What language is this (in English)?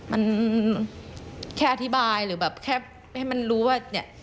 Thai